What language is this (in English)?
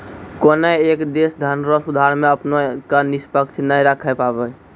Maithili